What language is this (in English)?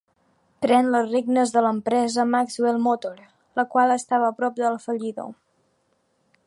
Catalan